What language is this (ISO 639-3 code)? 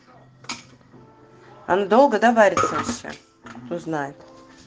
rus